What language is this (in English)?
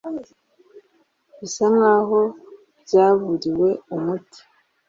Kinyarwanda